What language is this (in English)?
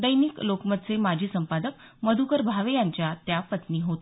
Marathi